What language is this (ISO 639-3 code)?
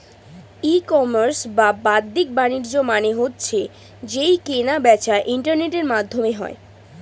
ben